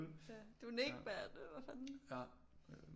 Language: Danish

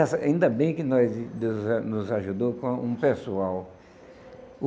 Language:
Portuguese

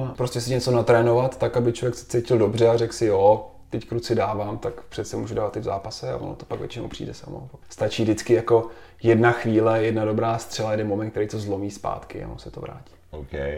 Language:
Czech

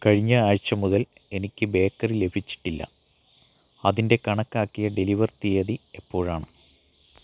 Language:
Malayalam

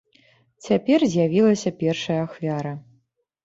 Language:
Belarusian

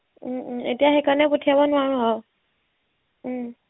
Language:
Assamese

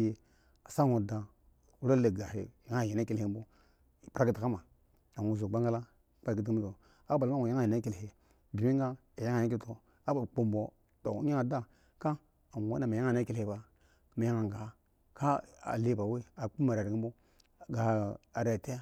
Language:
Eggon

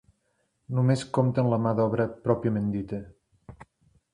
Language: Catalan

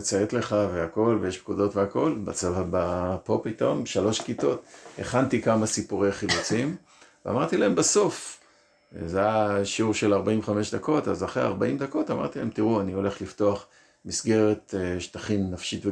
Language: Hebrew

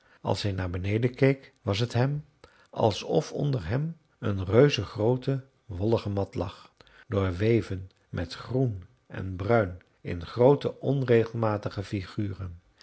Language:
Dutch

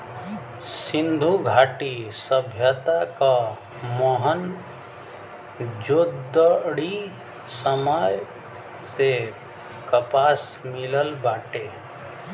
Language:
Bhojpuri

